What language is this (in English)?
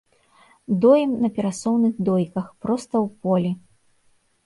Belarusian